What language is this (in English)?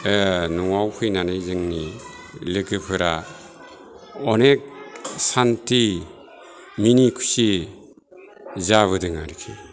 Bodo